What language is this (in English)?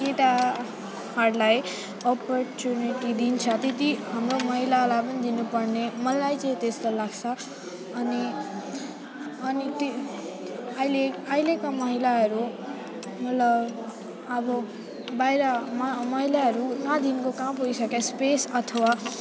Nepali